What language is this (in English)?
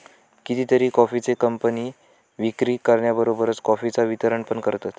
Marathi